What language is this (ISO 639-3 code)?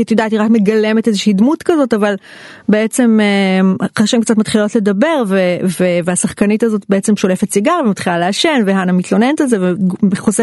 heb